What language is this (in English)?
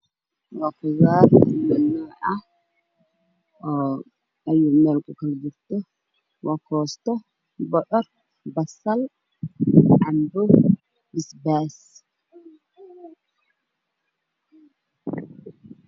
Somali